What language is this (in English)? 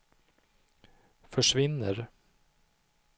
Swedish